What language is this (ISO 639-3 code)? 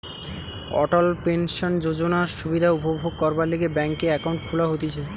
ben